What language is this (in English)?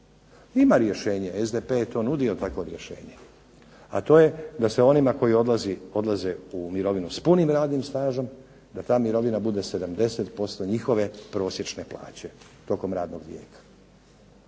Croatian